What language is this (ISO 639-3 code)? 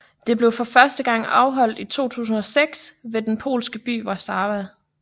dan